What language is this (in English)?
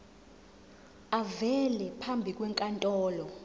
Zulu